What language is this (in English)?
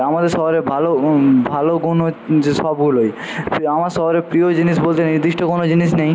Bangla